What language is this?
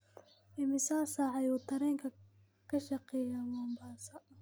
Somali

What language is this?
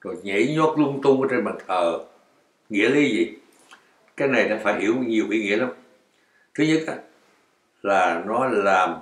Vietnamese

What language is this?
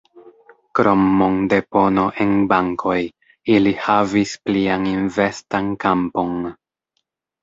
Esperanto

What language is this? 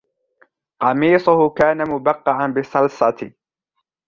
Arabic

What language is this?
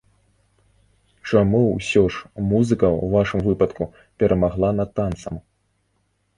Belarusian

